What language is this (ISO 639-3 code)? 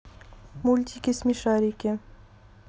rus